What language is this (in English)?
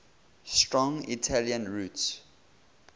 English